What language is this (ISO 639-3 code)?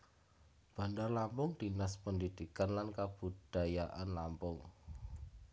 jav